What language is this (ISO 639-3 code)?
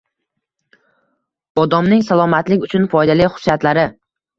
uzb